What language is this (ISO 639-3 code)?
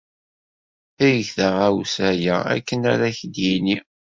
kab